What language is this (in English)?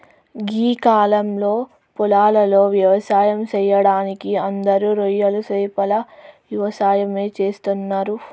Telugu